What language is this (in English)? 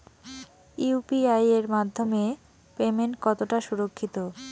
Bangla